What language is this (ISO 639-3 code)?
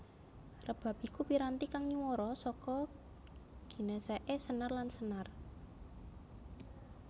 jav